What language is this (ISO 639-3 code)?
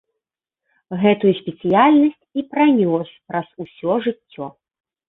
bel